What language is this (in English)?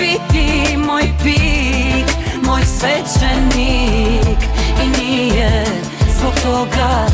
Croatian